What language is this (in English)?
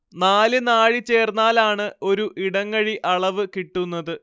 Malayalam